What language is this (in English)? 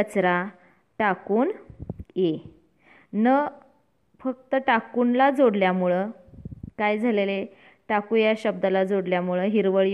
Marathi